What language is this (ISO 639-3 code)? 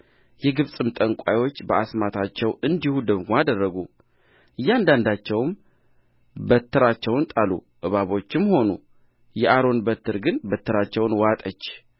amh